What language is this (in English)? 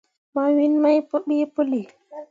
Mundang